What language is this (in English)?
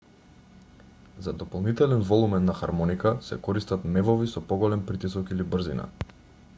Macedonian